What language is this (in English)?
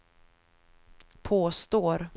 Swedish